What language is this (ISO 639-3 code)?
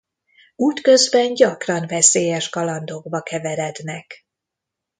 hun